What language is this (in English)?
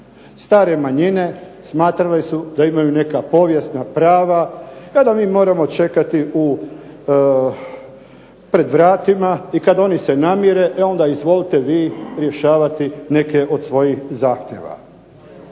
Croatian